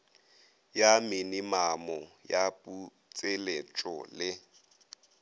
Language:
Northern Sotho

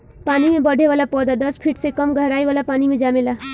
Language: Bhojpuri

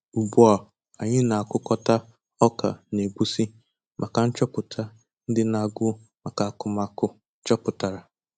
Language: Igbo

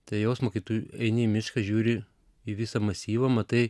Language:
Lithuanian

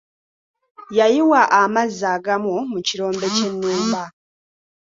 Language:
Ganda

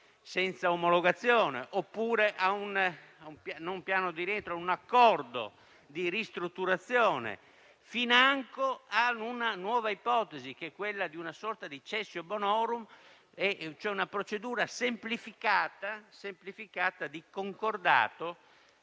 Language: Italian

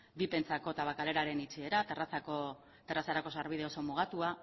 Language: Basque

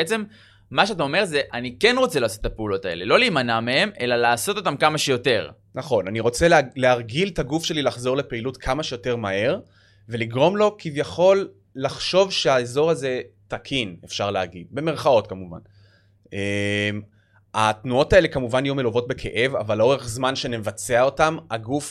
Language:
Hebrew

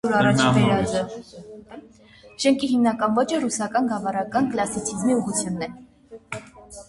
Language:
Armenian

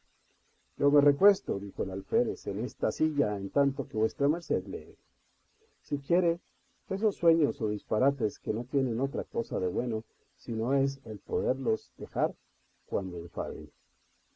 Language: Spanish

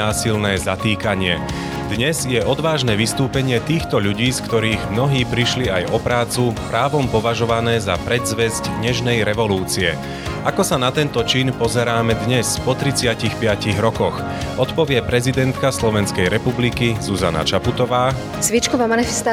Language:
Slovak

